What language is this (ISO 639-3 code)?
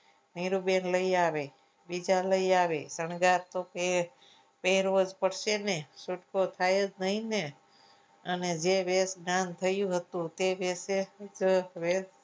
guj